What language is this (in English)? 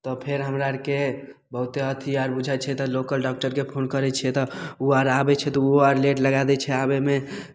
Maithili